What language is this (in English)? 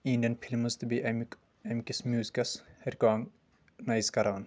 Kashmiri